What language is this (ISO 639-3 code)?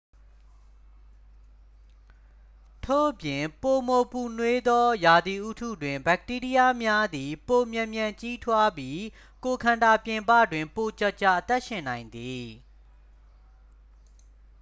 mya